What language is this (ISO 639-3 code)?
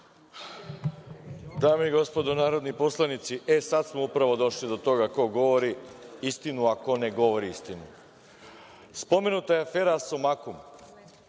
srp